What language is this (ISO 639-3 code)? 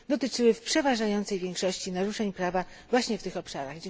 pol